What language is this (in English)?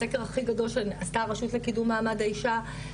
Hebrew